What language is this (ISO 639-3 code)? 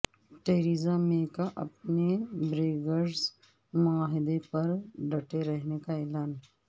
urd